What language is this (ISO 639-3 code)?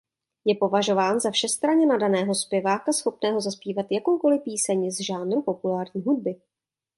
ces